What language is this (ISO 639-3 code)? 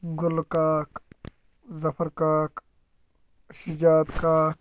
kas